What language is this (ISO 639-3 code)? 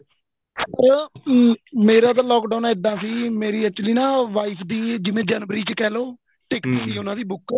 pan